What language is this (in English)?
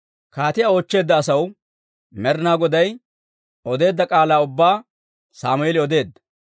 Dawro